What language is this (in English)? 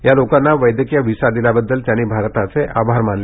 Marathi